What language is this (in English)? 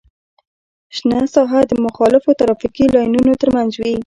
Pashto